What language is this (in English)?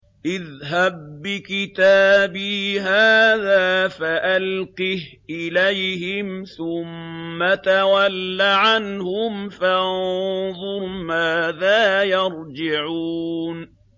Arabic